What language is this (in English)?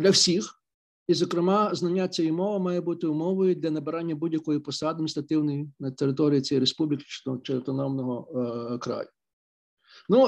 Ukrainian